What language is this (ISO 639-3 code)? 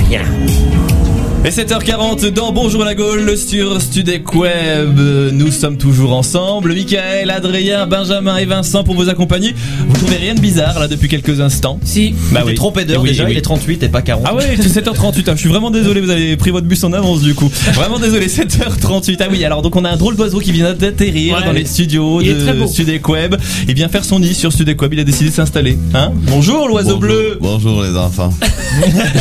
fra